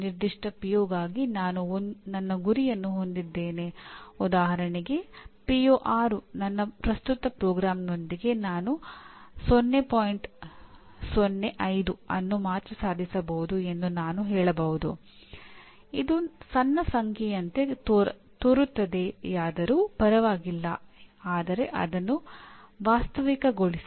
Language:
Kannada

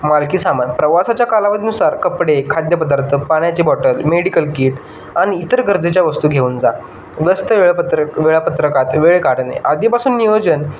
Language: Marathi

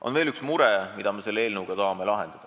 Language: Estonian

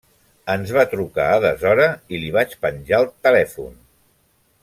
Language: Catalan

